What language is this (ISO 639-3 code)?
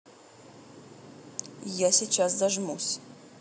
rus